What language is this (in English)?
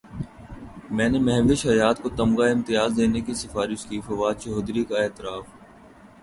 Urdu